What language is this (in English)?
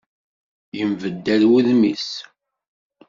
Kabyle